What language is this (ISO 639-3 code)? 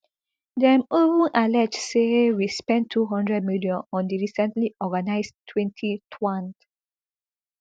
pcm